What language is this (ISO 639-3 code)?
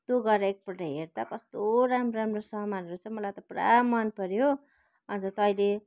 nep